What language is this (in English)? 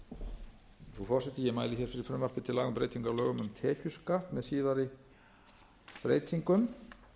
Icelandic